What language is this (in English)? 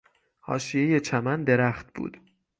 Persian